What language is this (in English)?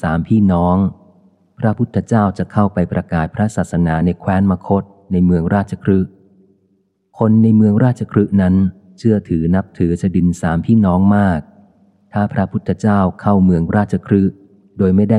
Thai